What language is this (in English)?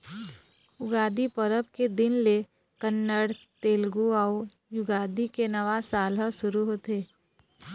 Chhattisgarhi